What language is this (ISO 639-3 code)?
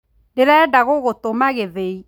kik